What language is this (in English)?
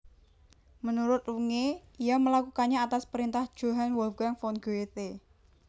Javanese